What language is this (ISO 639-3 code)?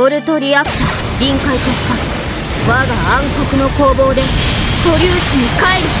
jpn